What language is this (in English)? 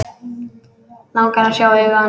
Icelandic